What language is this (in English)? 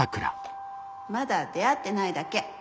Japanese